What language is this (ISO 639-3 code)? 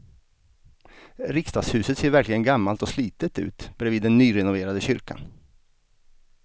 swe